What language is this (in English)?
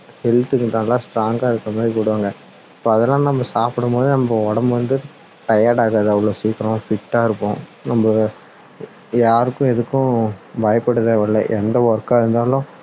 Tamil